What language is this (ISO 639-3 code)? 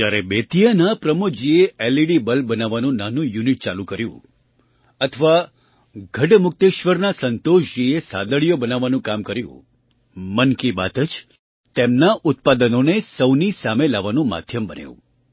guj